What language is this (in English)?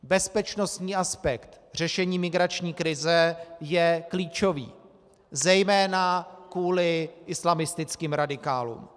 Czech